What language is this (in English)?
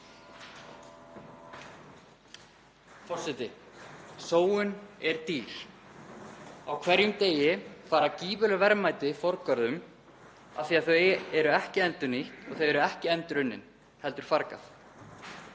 Icelandic